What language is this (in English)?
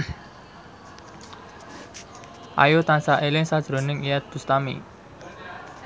Javanese